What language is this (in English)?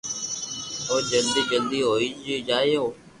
Loarki